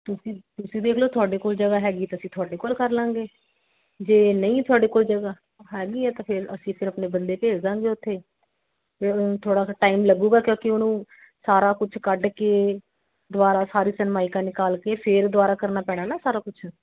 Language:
Punjabi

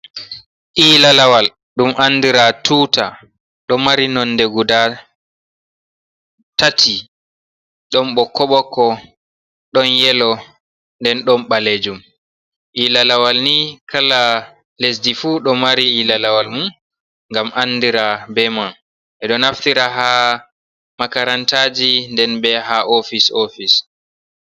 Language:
Fula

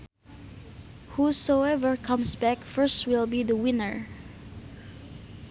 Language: Sundanese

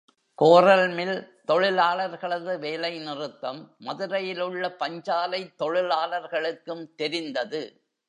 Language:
Tamil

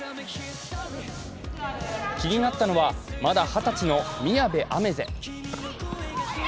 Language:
Japanese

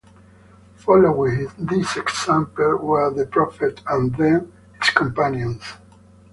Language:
English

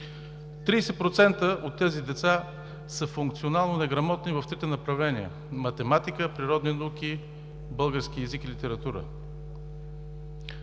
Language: Bulgarian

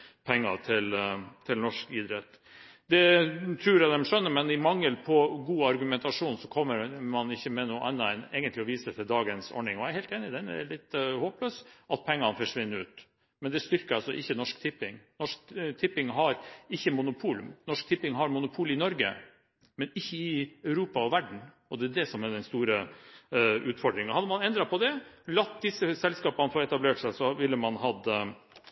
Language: Norwegian Bokmål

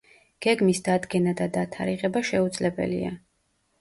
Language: Georgian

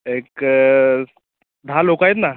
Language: Marathi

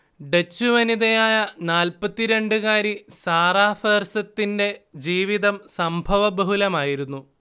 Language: Malayalam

